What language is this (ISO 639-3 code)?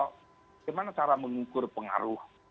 ind